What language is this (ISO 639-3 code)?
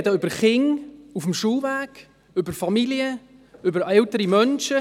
gsw